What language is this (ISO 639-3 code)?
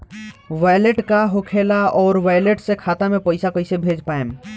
bho